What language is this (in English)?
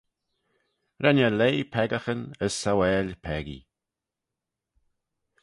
Manx